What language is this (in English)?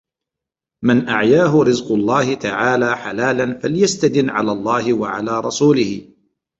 Arabic